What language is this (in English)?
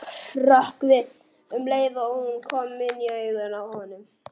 Icelandic